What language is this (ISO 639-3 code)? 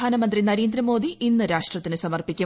mal